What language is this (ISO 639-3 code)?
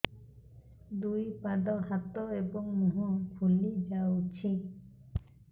ori